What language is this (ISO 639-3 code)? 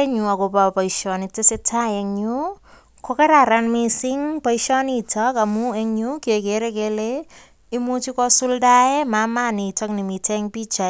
kln